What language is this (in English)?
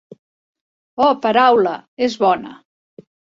Catalan